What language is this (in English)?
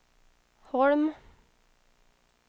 Swedish